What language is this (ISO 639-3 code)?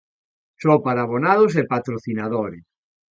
glg